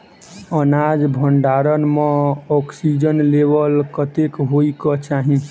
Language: Maithili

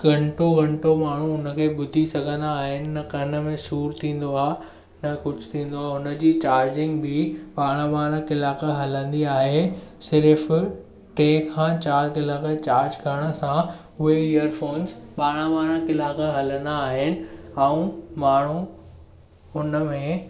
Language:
Sindhi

